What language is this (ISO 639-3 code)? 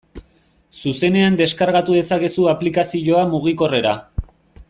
eus